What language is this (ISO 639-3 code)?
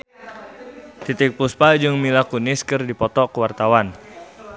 sun